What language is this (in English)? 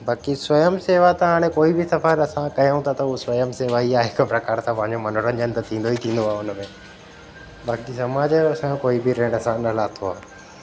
Sindhi